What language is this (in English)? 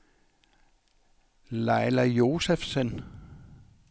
Danish